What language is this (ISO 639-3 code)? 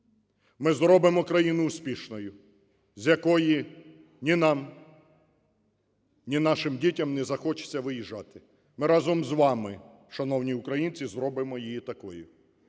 ukr